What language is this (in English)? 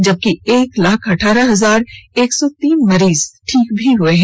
Hindi